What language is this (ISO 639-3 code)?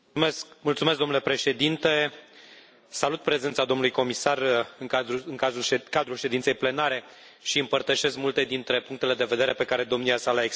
ron